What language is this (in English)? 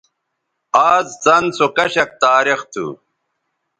Bateri